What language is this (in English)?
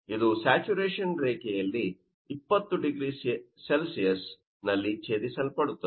Kannada